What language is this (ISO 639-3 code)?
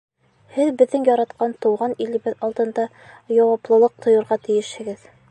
bak